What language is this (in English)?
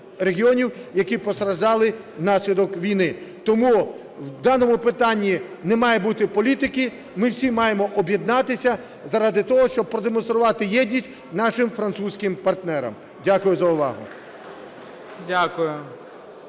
Ukrainian